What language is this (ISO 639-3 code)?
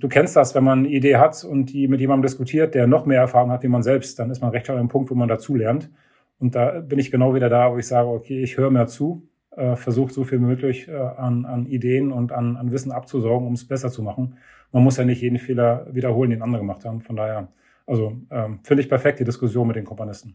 deu